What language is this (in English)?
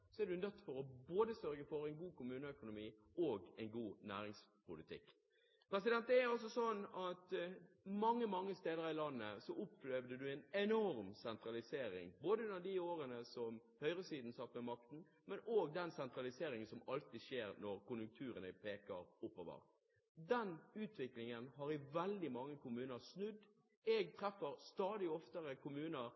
Norwegian Bokmål